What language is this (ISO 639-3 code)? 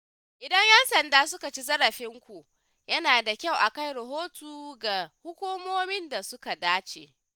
hau